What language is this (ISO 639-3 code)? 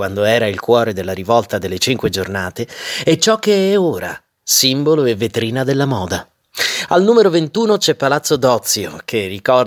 ita